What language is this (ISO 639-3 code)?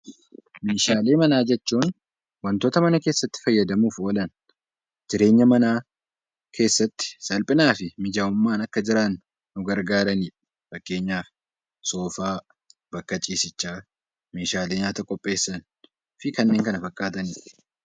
orm